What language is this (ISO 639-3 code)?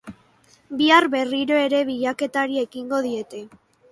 eus